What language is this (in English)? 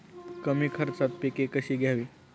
Marathi